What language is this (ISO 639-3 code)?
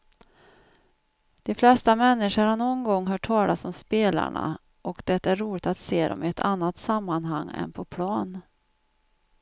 swe